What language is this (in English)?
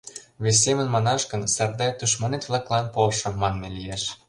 Mari